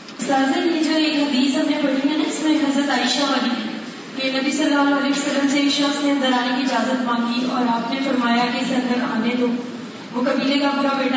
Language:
Urdu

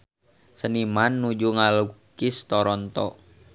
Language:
Sundanese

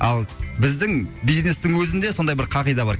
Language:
Kazakh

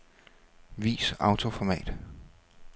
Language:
Danish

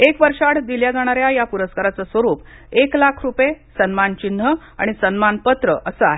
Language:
Marathi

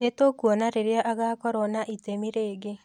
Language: Kikuyu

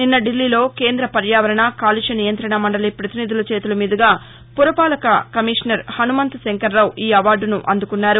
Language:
Telugu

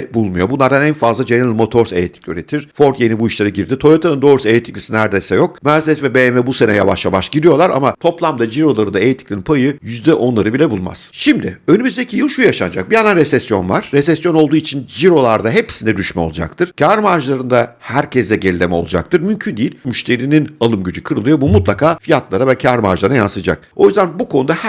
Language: Turkish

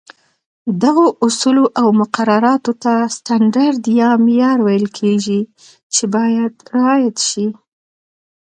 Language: Pashto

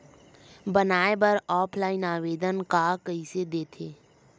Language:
Chhattisgarhi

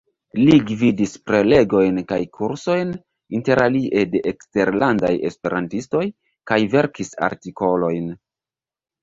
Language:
Esperanto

